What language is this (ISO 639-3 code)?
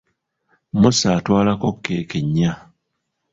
lug